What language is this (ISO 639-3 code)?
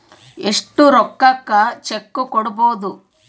kan